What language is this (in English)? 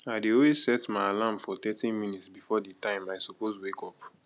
Nigerian Pidgin